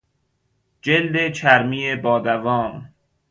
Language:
Persian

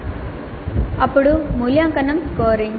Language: Telugu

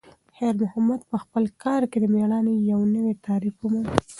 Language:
Pashto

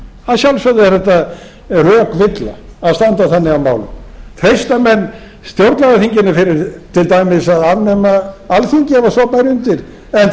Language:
Icelandic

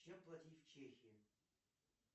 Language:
Russian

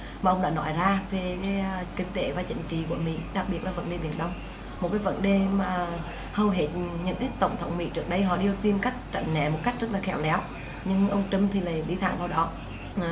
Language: Vietnamese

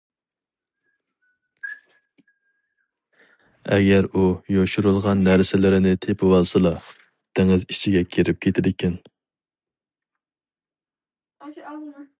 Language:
Uyghur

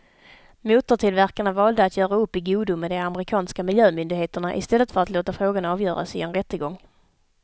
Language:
Swedish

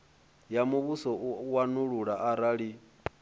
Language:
Venda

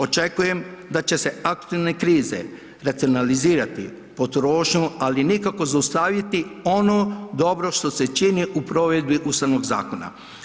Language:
Croatian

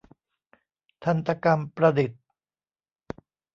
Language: Thai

